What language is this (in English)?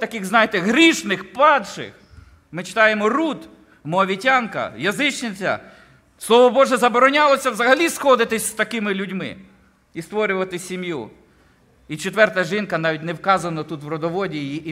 Ukrainian